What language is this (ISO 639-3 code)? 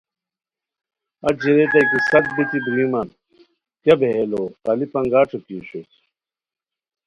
khw